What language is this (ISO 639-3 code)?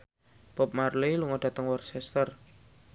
jav